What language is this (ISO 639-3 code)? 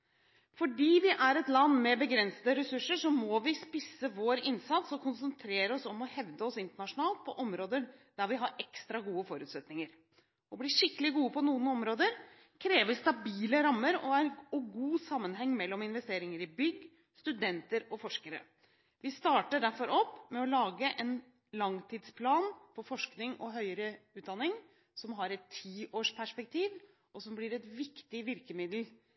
nob